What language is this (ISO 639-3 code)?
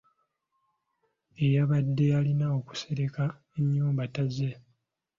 lug